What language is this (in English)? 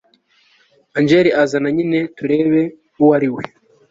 Kinyarwanda